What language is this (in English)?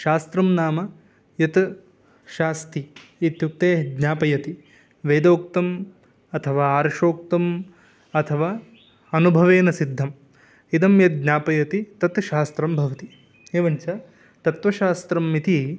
Sanskrit